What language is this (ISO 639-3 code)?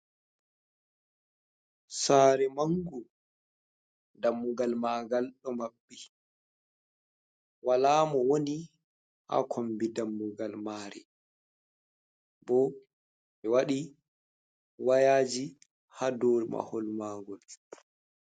ful